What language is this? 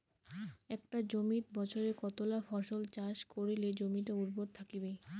Bangla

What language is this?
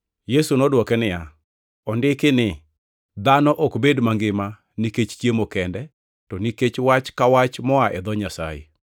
Luo (Kenya and Tanzania)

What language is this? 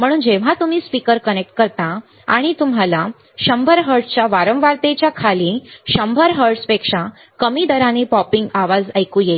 Marathi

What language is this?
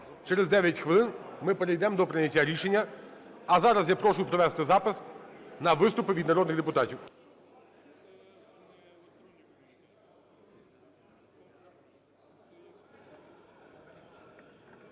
Ukrainian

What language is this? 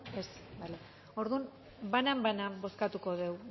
Basque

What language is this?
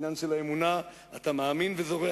Hebrew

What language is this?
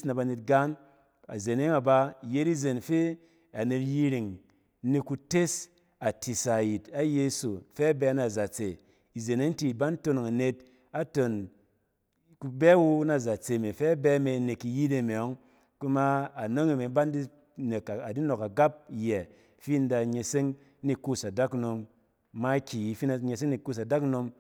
Cen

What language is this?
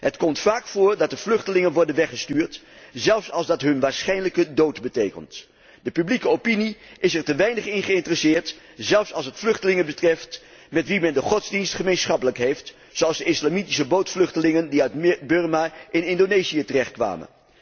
Dutch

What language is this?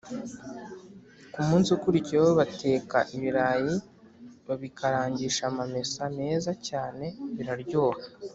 Kinyarwanda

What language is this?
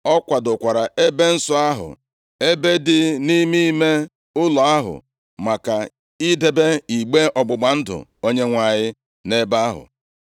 Igbo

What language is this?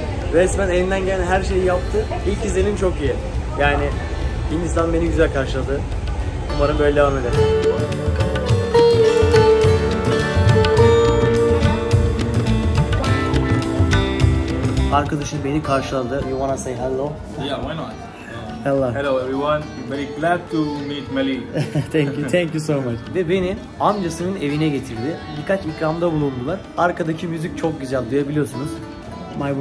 Turkish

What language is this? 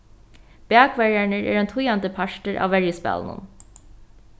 Faroese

